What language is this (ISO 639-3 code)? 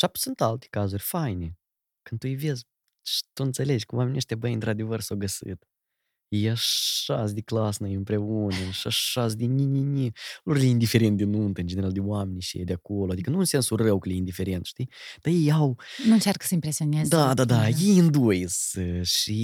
ron